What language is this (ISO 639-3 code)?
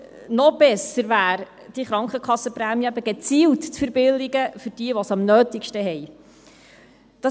gsw